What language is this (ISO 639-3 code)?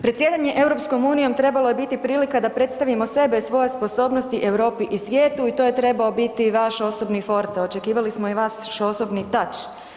hrv